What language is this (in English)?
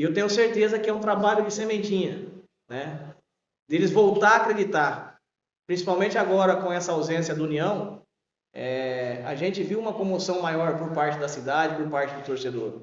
Portuguese